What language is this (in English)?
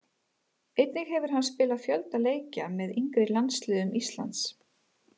Icelandic